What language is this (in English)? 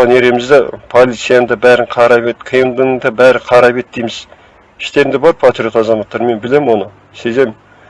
Turkish